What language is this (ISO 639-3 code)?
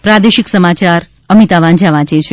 guj